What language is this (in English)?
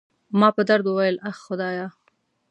Pashto